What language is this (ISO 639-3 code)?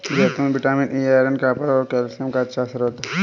hin